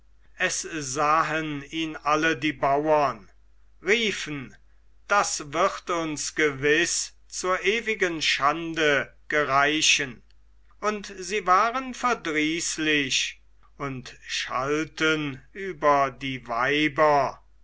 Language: German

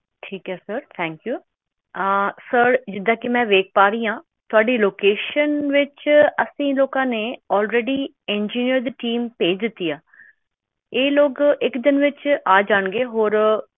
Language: Punjabi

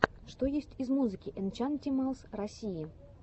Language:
Russian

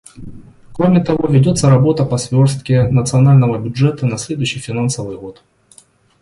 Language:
Russian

